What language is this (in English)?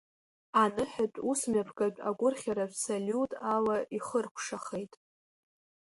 Abkhazian